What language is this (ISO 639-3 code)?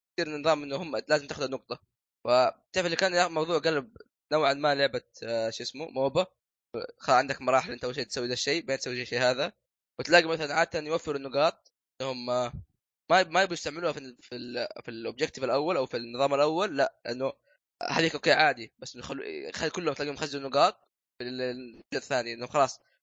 ara